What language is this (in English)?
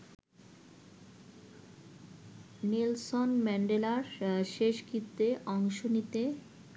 Bangla